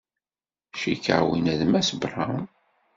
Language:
Kabyle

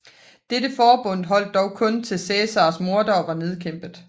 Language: Danish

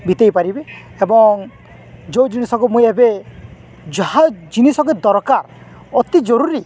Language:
Odia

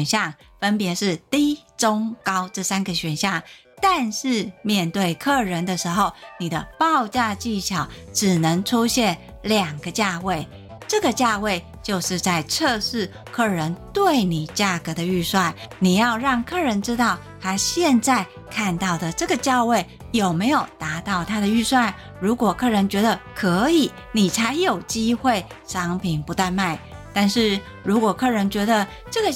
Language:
Chinese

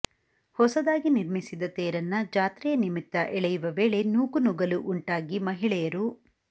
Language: Kannada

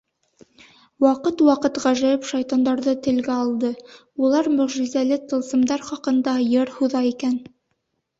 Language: Bashkir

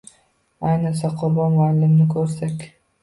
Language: Uzbek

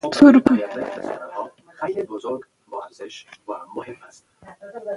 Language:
Pashto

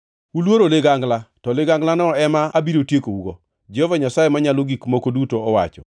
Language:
Luo (Kenya and Tanzania)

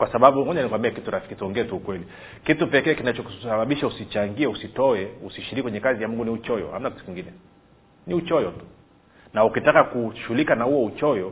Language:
Swahili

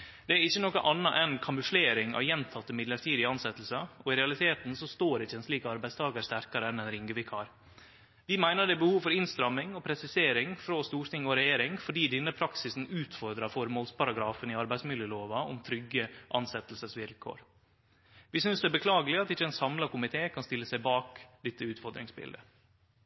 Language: Norwegian Nynorsk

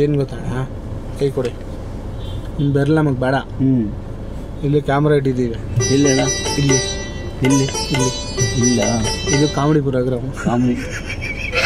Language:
Kannada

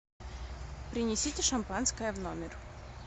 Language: Russian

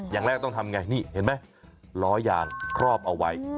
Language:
Thai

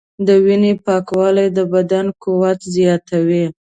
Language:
Pashto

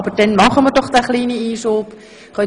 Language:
Swiss German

